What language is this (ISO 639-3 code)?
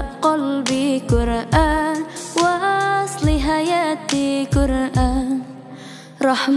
msa